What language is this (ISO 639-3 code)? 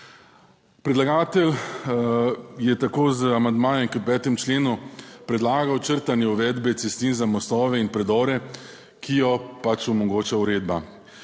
slv